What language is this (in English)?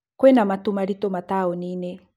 Kikuyu